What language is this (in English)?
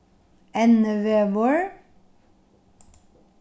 Faroese